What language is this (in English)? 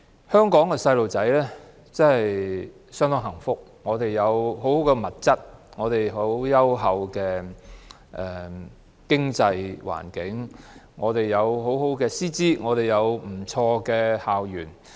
Cantonese